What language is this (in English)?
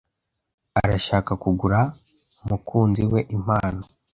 Kinyarwanda